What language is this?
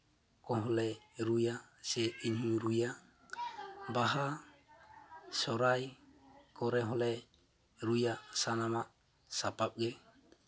Santali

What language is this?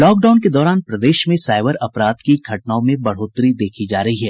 Hindi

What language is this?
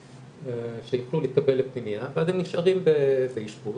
Hebrew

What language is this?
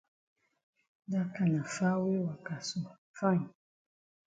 Cameroon Pidgin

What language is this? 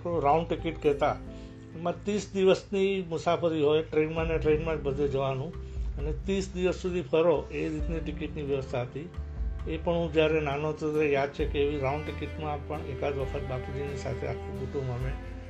Gujarati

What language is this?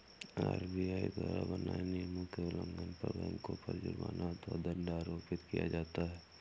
Hindi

